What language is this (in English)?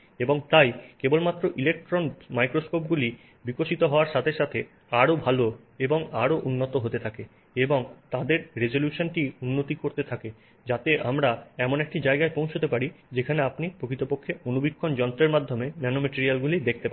Bangla